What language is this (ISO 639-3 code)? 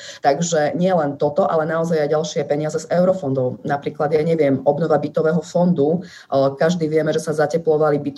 slk